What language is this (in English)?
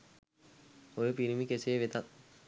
Sinhala